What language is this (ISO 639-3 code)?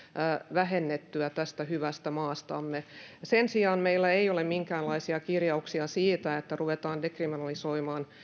fin